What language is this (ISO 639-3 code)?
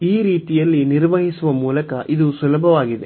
kan